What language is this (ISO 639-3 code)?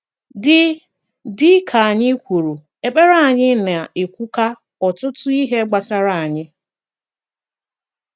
ibo